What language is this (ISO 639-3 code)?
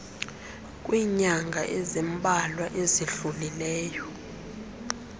xho